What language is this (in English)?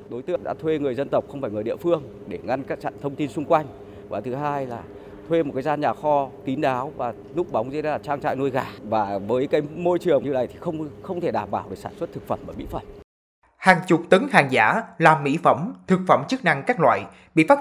Vietnamese